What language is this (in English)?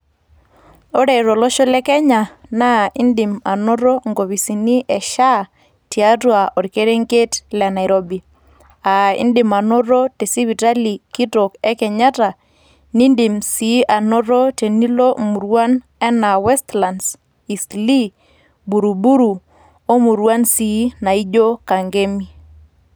Masai